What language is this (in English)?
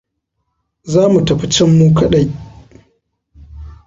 Hausa